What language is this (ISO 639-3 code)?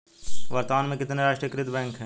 hin